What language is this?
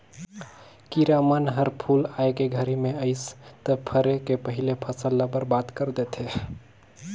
Chhattisgarhi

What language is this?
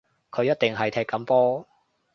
Cantonese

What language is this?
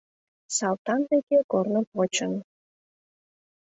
Mari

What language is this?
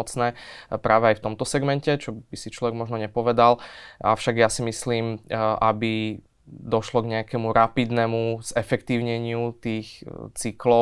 Slovak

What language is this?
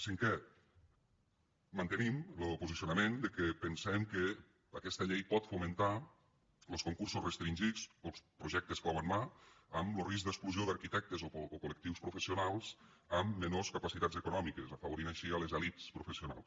Catalan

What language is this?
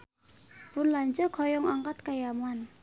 Sundanese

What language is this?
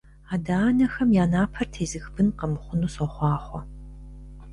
Kabardian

